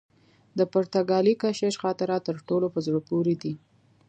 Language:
Pashto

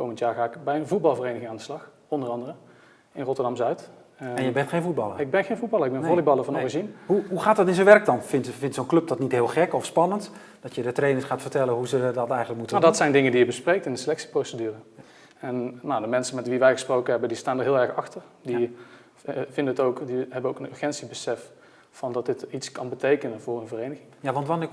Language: Dutch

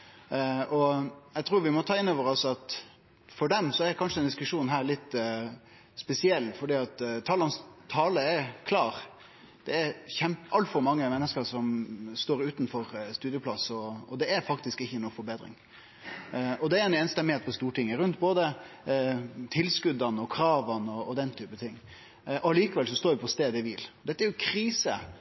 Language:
Norwegian Nynorsk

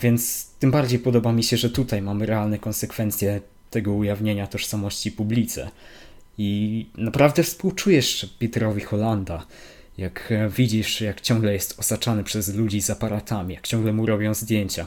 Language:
Polish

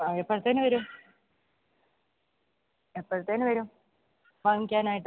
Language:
Malayalam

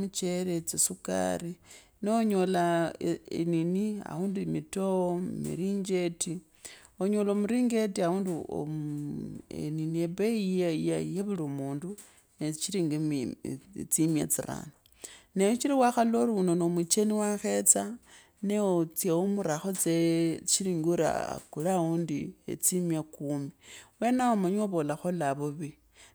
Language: Kabras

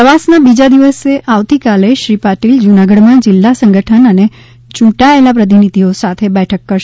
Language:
Gujarati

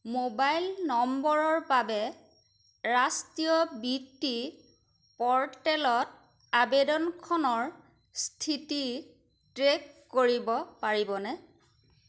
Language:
Assamese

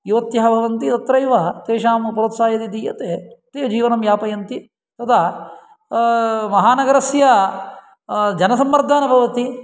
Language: Sanskrit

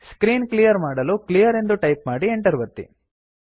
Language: Kannada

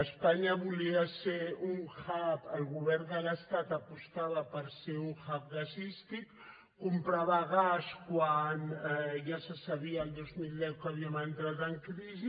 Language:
Catalan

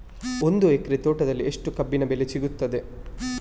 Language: Kannada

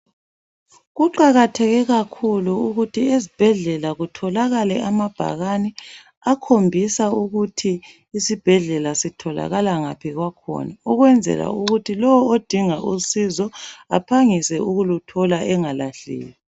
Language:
North Ndebele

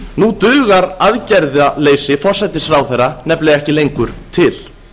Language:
Icelandic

